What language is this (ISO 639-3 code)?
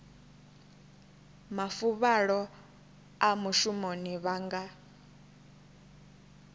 ven